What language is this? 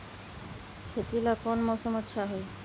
Magahi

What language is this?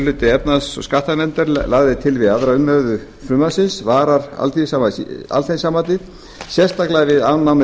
Icelandic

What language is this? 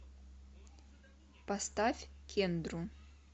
Russian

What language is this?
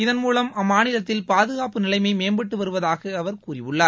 Tamil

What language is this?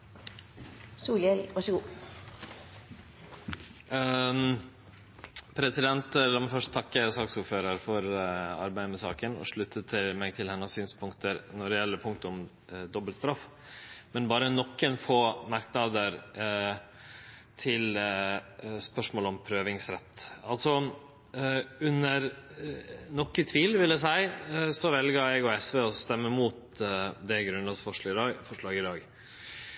Norwegian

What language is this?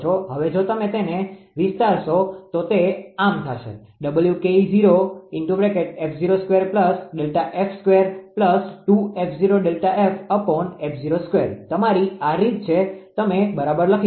Gujarati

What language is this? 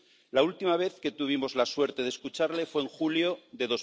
Spanish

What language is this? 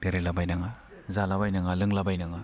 Bodo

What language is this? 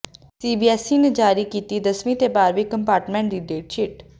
Punjabi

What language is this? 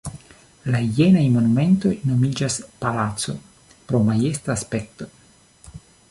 Esperanto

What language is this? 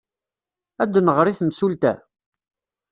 Kabyle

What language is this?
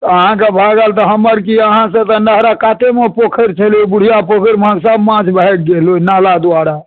Maithili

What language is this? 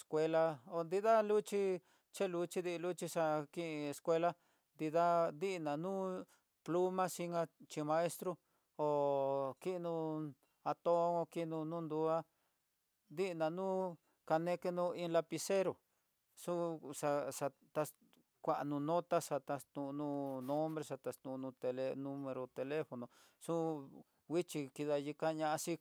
Tidaá Mixtec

